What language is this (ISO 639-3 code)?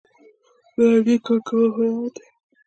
pus